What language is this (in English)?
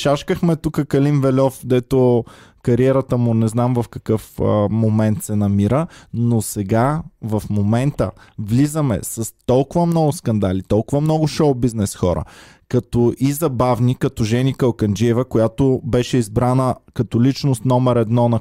Bulgarian